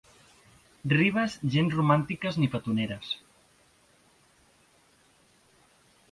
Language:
Catalan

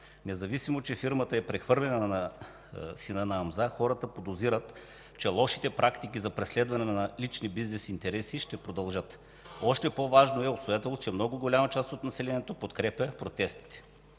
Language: Bulgarian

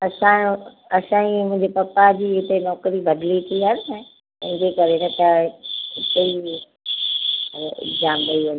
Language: Sindhi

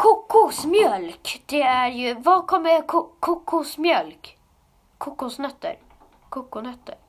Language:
Swedish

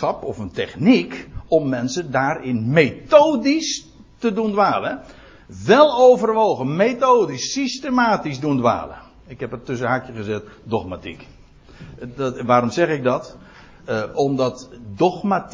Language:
Dutch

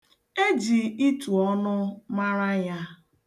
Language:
Igbo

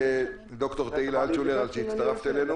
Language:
Hebrew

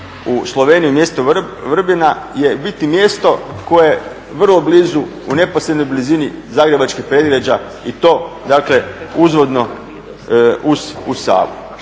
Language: Croatian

